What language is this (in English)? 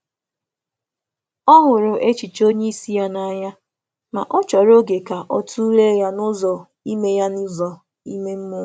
Igbo